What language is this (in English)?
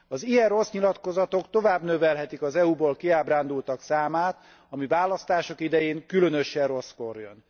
Hungarian